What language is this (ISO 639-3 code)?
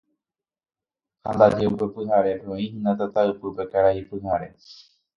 grn